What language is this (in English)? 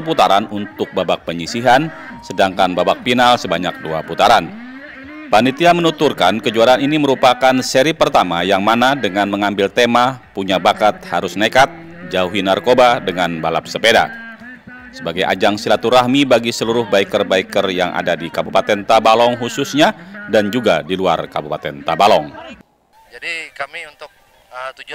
Indonesian